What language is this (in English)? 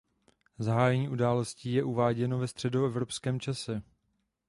Czech